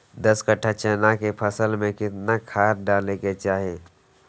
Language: Magahi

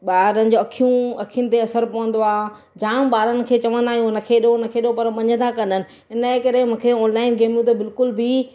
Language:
Sindhi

